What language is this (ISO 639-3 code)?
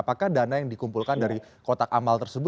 ind